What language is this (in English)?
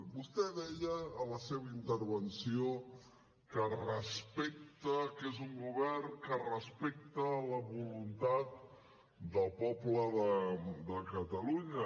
Catalan